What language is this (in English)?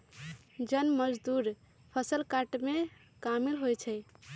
Magahi